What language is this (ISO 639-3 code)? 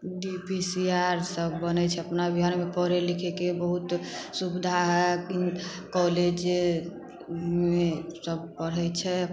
mai